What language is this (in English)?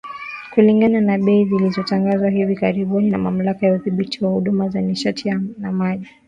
Swahili